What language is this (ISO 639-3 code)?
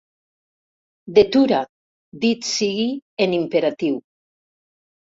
cat